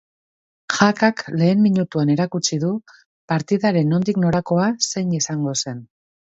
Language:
Basque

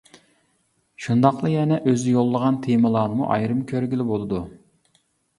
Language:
Uyghur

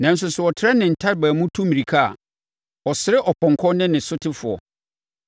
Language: Akan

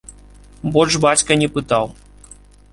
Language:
Belarusian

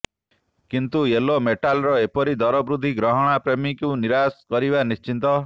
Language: Odia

